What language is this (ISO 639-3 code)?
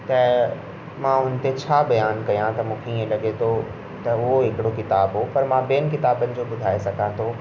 snd